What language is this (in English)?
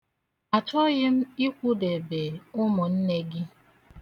Igbo